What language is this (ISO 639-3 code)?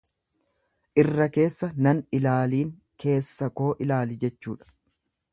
orm